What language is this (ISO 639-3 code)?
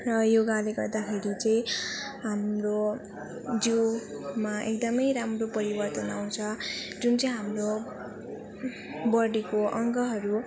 nep